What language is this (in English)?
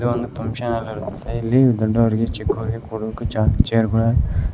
Kannada